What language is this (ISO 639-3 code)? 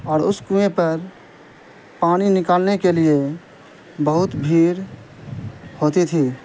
urd